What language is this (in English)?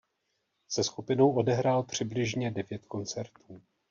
Czech